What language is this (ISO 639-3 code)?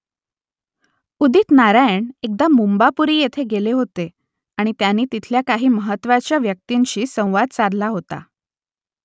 mar